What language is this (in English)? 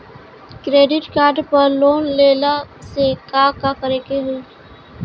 Bhojpuri